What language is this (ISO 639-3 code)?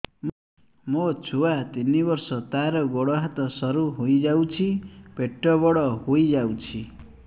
ori